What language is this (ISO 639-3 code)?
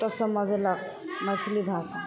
mai